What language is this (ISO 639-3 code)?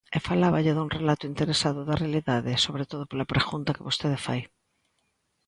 glg